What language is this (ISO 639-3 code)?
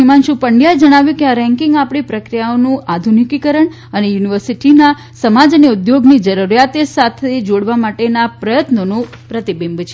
guj